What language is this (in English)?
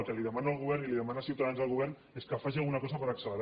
Catalan